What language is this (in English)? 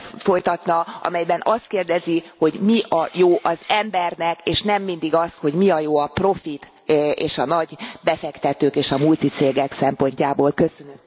Hungarian